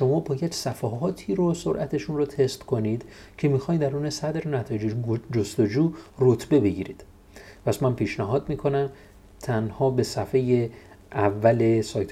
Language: Persian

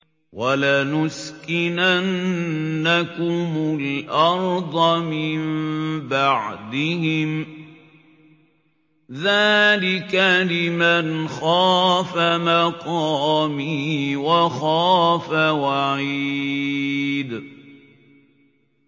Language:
Arabic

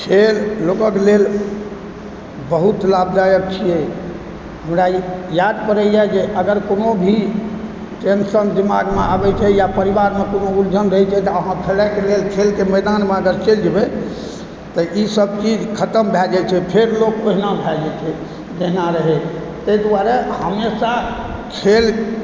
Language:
Maithili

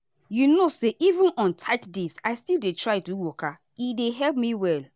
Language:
Nigerian Pidgin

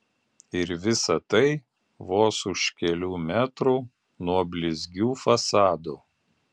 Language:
Lithuanian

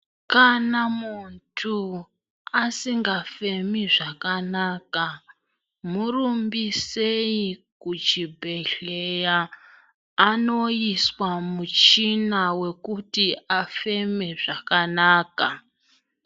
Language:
Ndau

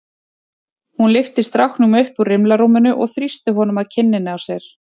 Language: Icelandic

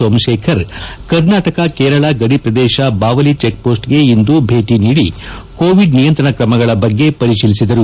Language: Kannada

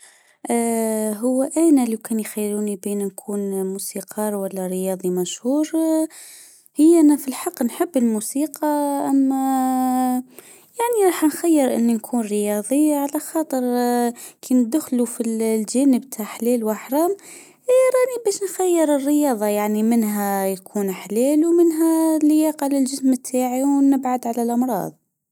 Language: Tunisian Arabic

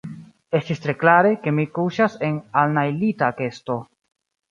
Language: Esperanto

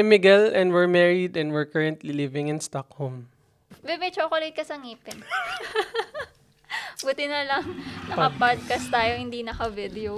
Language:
Filipino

